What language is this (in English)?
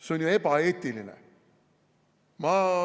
Estonian